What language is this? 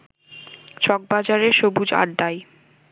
Bangla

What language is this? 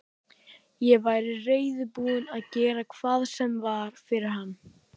Icelandic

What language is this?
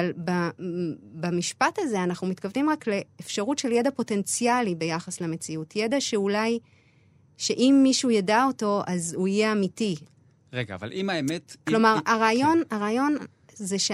Hebrew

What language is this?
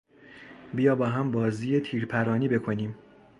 Persian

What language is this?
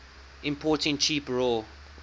English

